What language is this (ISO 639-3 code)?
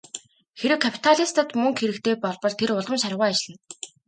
mon